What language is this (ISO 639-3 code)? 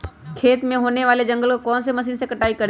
mag